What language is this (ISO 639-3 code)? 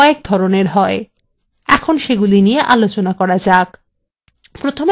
ben